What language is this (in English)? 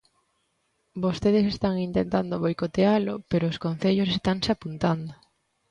Galician